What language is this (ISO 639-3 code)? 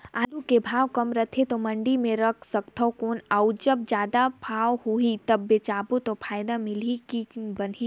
hne